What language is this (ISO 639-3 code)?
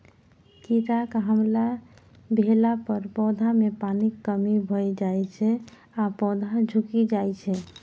mai